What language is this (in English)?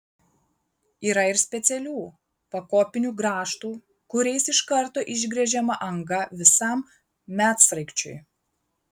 Lithuanian